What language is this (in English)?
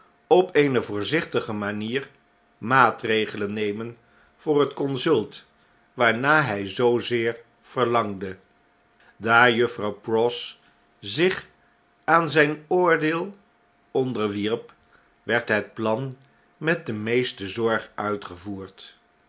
Dutch